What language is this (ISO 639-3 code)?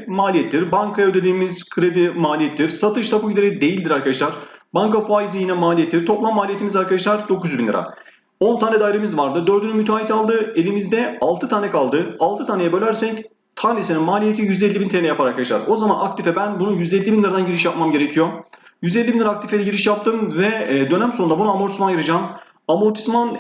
tur